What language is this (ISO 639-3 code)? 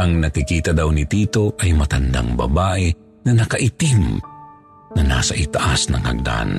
fil